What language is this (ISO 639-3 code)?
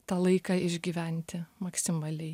lit